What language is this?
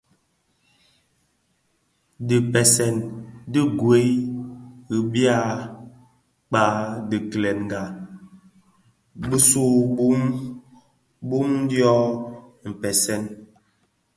Bafia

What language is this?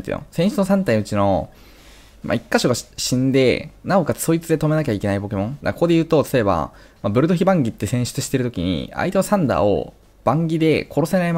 Japanese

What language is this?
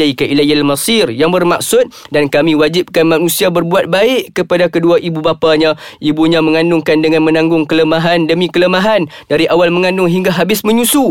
Malay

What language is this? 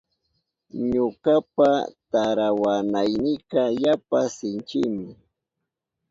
Southern Pastaza Quechua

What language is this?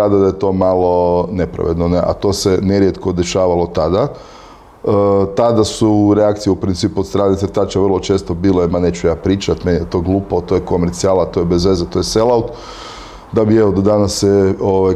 Croatian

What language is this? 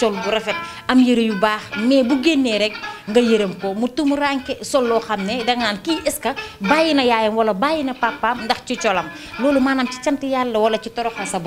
Arabic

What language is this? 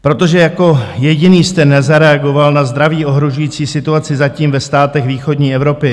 Czech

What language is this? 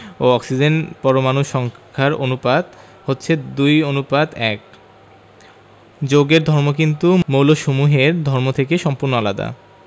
Bangla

